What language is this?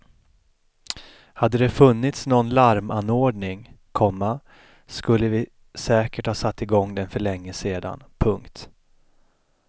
Swedish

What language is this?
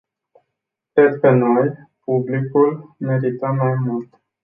Romanian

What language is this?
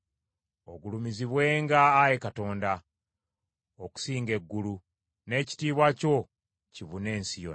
Ganda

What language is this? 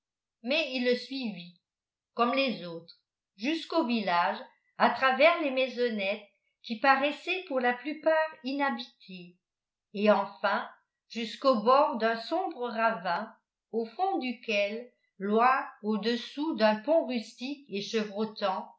French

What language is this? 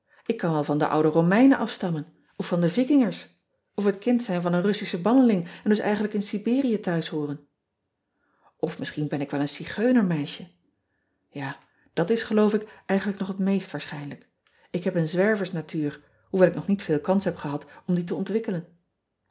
Dutch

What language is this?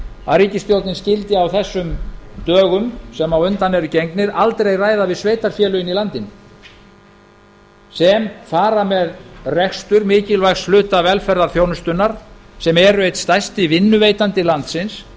Icelandic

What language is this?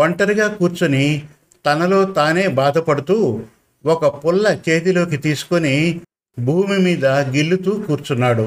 Telugu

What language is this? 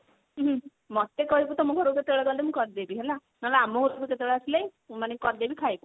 Odia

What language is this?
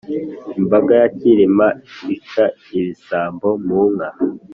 Kinyarwanda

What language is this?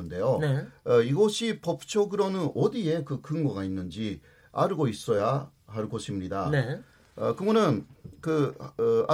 Korean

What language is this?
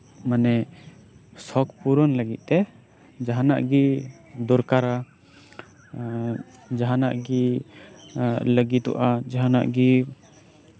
Santali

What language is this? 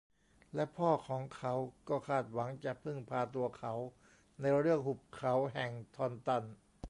Thai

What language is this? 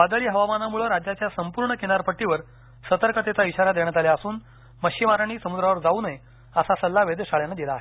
Marathi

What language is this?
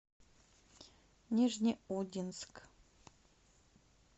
Russian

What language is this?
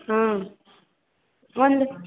Kannada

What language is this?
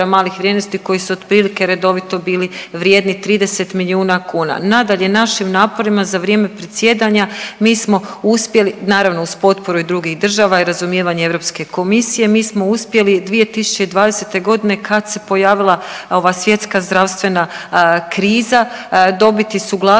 Croatian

